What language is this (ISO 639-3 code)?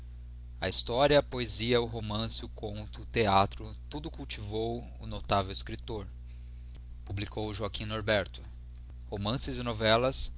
por